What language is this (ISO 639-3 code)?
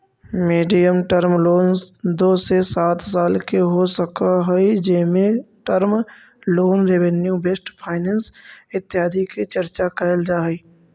mag